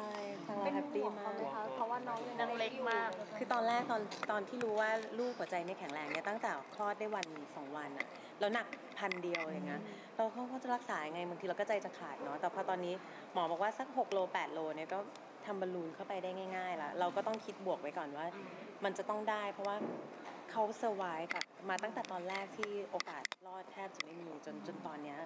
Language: Thai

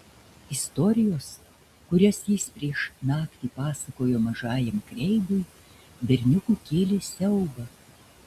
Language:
Lithuanian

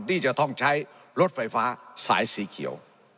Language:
Thai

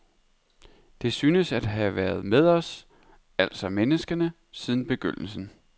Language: Danish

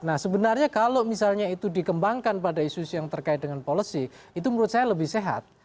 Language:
Indonesian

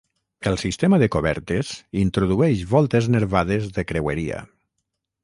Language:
Catalan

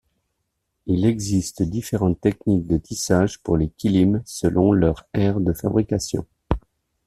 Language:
French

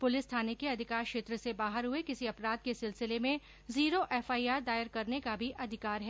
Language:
Hindi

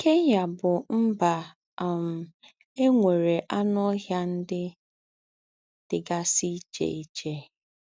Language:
Igbo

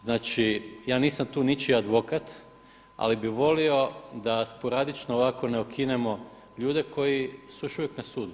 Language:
Croatian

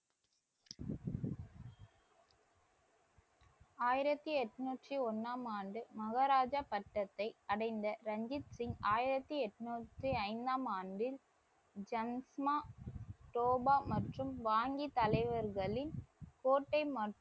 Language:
Tamil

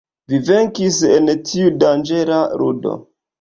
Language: Esperanto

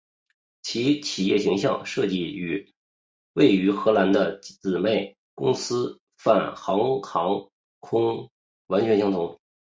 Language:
Chinese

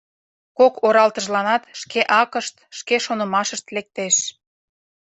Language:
Mari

